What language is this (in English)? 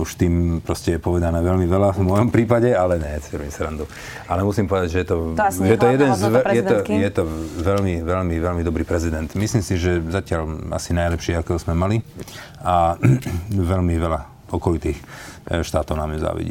Slovak